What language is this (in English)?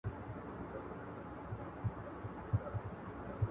Pashto